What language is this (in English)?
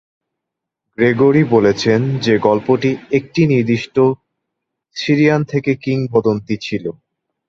Bangla